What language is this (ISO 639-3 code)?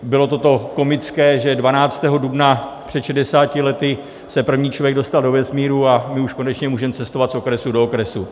ces